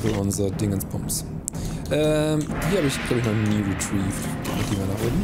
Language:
German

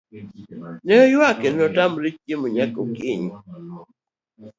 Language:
Luo (Kenya and Tanzania)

